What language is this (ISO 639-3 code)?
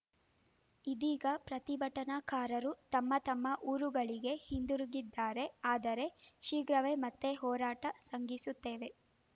kan